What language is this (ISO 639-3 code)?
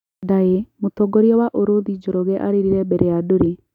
kik